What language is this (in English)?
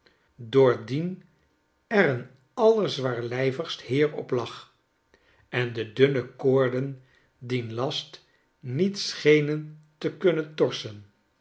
Dutch